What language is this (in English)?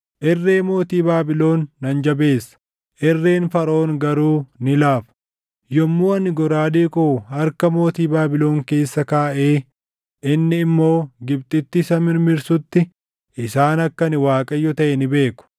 Oromo